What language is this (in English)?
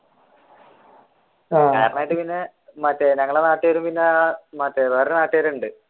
Malayalam